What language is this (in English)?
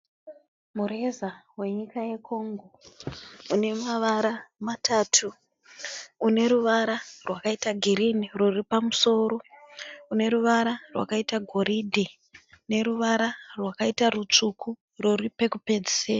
Shona